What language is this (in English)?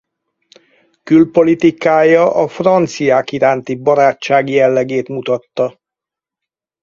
Hungarian